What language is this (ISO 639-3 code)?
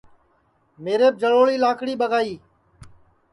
ssi